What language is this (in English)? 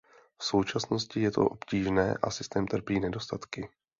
Czech